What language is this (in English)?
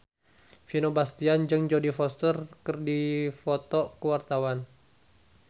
Sundanese